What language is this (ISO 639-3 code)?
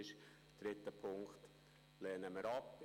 gsw